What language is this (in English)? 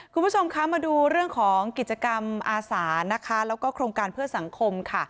Thai